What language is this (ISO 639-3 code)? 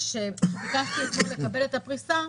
heb